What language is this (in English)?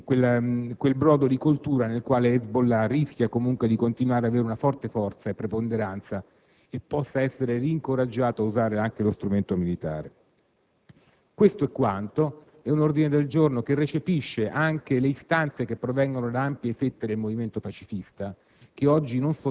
Italian